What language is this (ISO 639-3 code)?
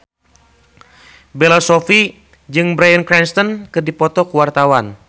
sun